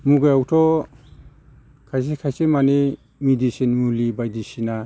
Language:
Bodo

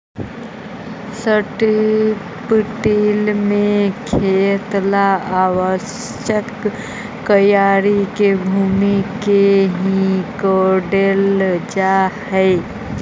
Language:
Magahi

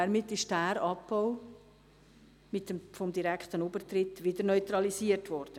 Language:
Swiss German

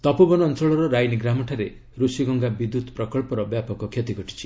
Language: Odia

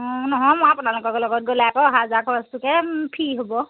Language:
Assamese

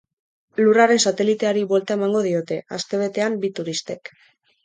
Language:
Basque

